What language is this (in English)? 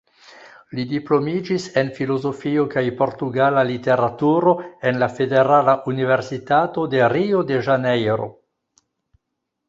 Esperanto